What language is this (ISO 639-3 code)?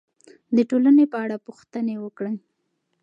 pus